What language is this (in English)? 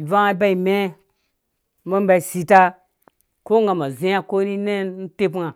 Dũya